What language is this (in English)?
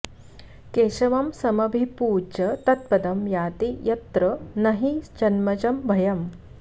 Sanskrit